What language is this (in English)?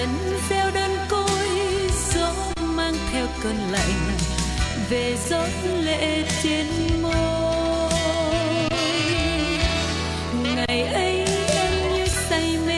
Vietnamese